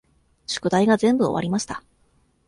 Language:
Japanese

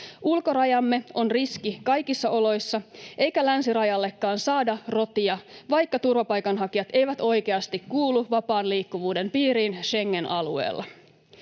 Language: Finnish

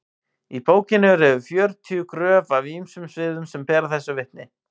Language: Icelandic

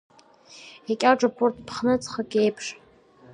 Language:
Abkhazian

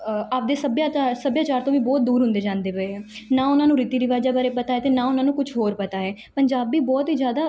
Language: Punjabi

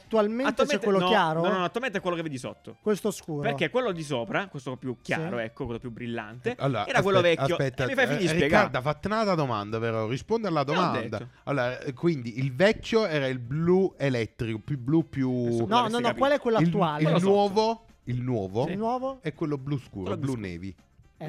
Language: Italian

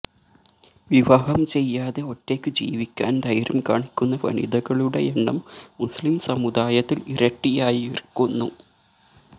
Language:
Malayalam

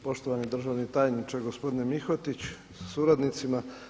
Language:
Croatian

